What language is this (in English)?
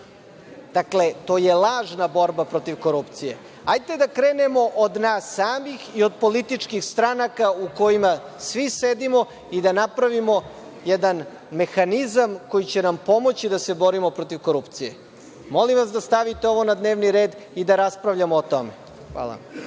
Serbian